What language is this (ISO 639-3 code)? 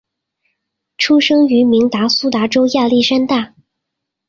zho